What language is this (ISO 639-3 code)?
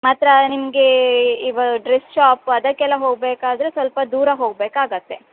kan